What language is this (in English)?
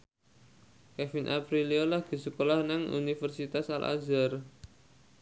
Javanese